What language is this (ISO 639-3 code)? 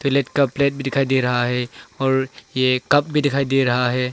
hin